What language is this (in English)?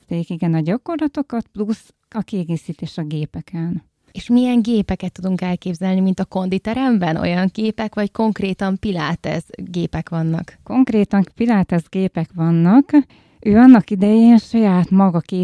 Hungarian